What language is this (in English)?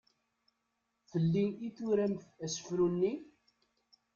Kabyle